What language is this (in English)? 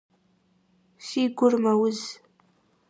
Kabardian